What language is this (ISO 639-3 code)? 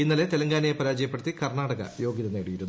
mal